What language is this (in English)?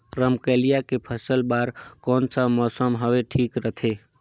Chhattisgarhi